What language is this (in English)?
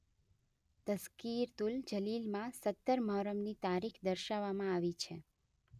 Gujarati